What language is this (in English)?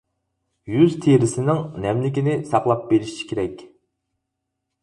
Uyghur